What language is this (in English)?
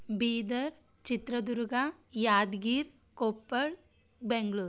Kannada